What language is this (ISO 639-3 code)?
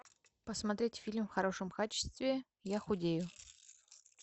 rus